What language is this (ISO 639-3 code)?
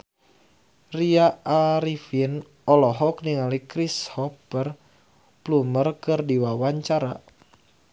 sun